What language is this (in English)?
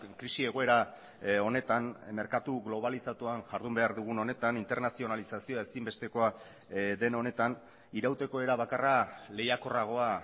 Basque